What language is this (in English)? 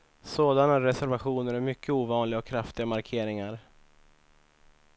Swedish